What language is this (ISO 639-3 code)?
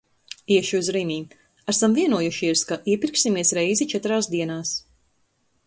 lav